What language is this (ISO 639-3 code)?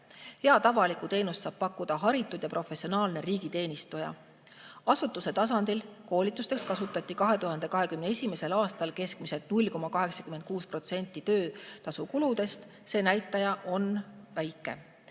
est